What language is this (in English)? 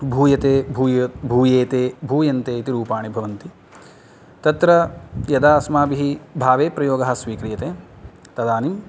Sanskrit